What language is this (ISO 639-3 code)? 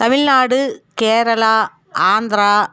tam